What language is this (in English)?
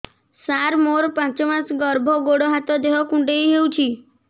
Odia